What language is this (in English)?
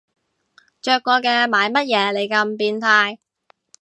Cantonese